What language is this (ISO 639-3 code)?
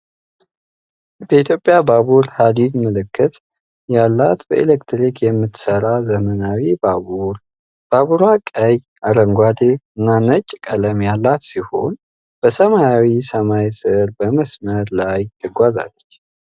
amh